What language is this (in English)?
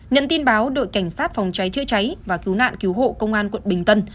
Vietnamese